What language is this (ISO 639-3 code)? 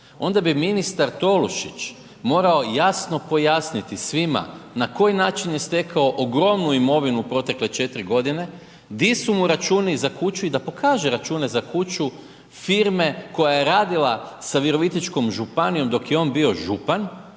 hrv